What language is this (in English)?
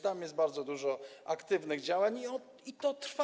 Polish